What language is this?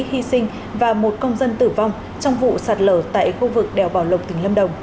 Vietnamese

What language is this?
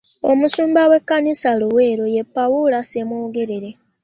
Ganda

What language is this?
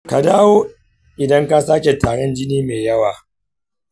Hausa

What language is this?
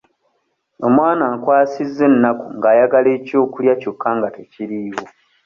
Ganda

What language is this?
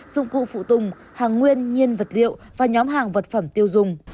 Vietnamese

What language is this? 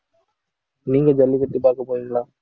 Tamil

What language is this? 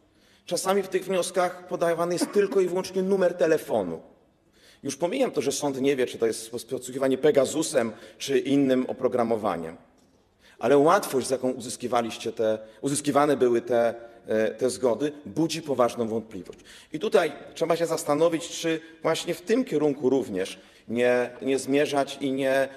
Polish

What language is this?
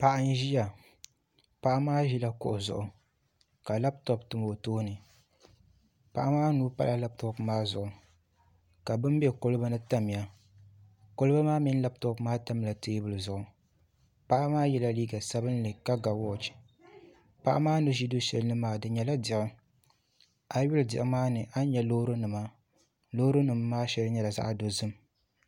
Dagbani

